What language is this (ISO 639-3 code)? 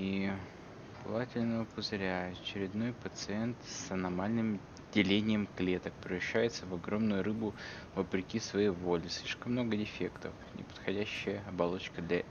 rus